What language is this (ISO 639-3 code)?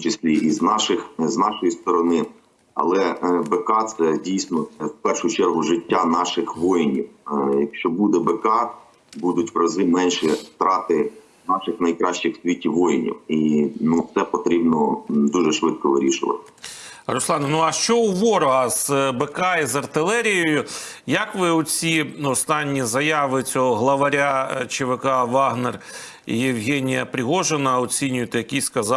ukr